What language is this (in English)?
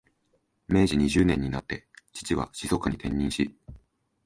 Japanese